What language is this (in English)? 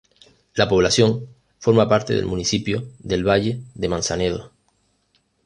Spanish